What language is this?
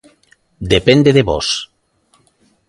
Galician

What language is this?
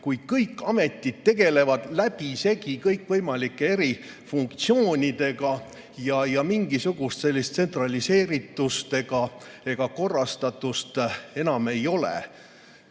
Estonian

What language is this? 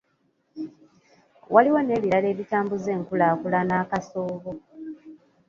Ganda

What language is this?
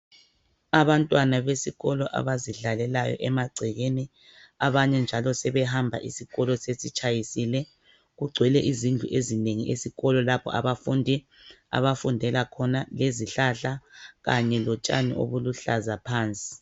North Ndebele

